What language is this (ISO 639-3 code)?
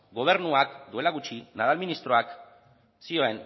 eus